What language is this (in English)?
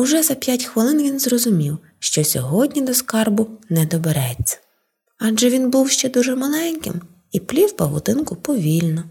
Ukrainian